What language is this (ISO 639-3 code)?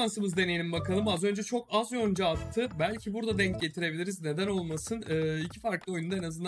tur